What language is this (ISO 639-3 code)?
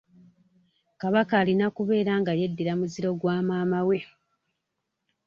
lug